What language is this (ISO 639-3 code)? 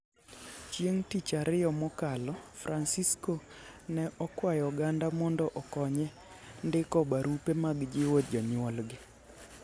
luo